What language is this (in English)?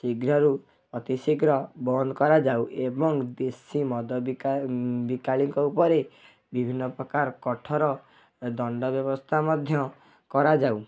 Odia